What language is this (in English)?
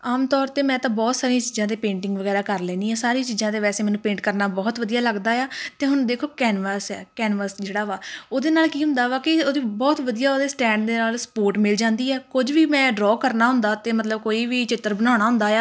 Punjabi